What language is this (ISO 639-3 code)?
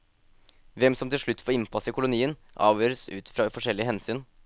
nor